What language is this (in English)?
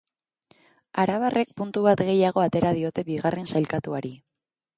Basque